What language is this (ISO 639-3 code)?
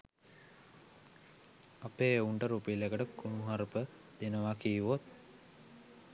sin